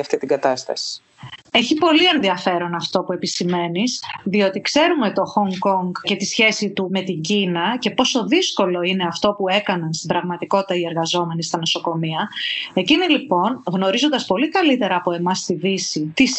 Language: Greek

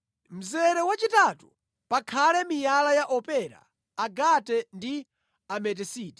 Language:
Nyanja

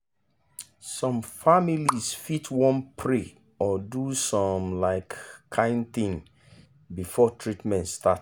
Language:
Nigerian Pidgin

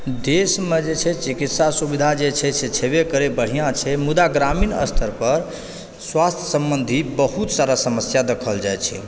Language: Maithili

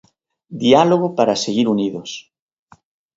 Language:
Galician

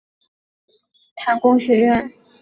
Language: Chinese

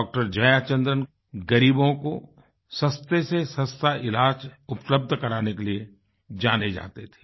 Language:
Hindi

